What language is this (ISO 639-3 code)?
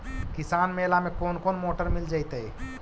mag